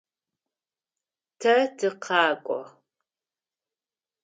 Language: Adyghe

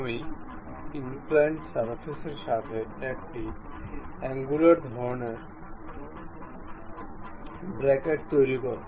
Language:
Bangla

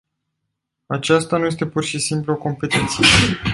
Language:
Romanian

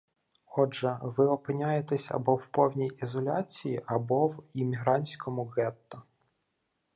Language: Ukrainian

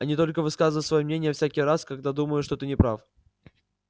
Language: Russian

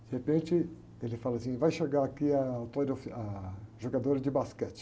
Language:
Portuguese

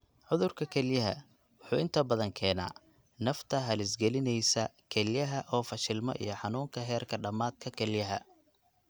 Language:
Somali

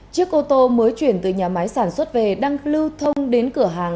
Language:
Vietnamese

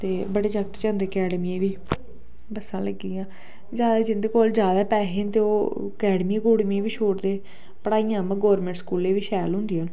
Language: Dogri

